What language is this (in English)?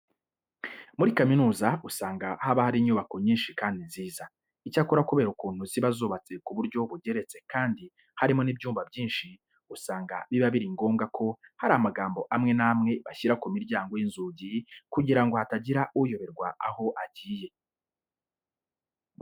Kinyarwanda